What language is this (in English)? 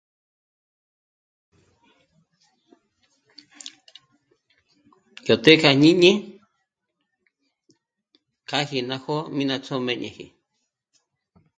Michoacán Mazahua